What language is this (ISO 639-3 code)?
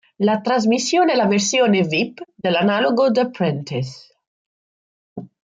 ita